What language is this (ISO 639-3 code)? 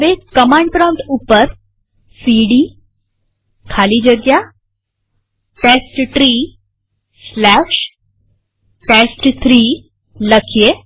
guj